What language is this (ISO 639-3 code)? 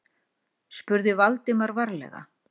isl